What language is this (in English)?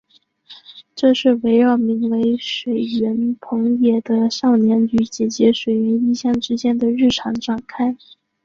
Chinese